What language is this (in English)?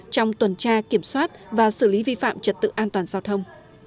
Vietnamese